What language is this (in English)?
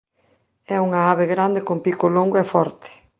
Galician